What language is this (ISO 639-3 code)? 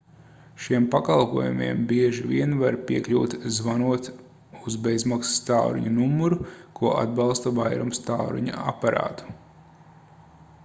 lav